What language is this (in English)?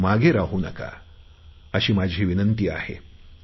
Marathi